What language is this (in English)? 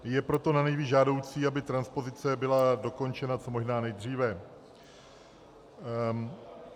Czech